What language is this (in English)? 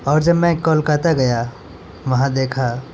Urdu